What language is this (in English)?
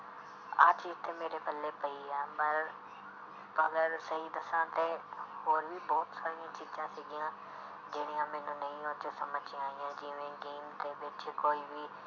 Punjabi